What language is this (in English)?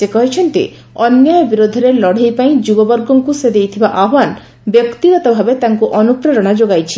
Odia